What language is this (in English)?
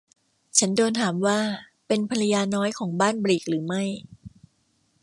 Thai